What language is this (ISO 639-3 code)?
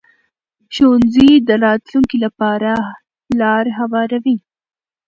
pus